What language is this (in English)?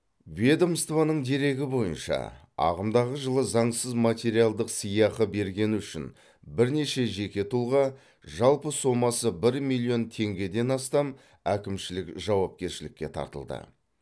Kazakh